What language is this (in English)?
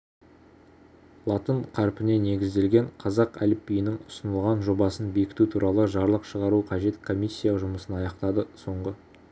Kazakh